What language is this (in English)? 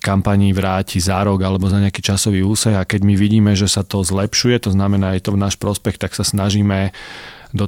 Slovak